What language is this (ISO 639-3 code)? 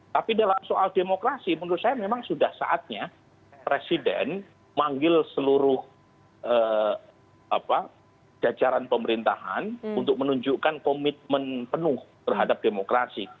ind